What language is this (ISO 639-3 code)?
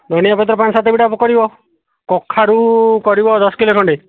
ori